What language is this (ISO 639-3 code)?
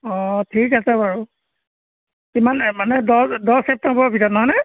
asm